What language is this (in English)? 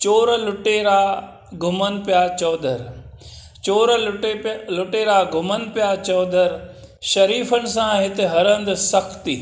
Sindhi